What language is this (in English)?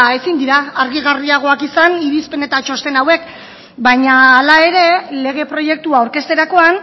Basque